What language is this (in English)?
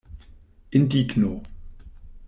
Esperanto